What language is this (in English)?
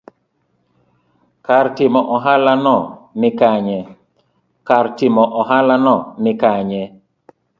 Luo (Kenya and Tanzania)